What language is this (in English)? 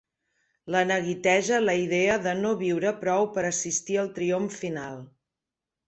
Catalan